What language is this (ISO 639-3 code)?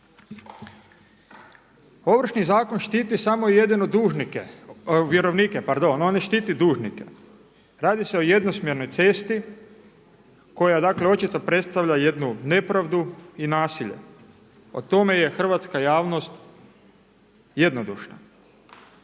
hrv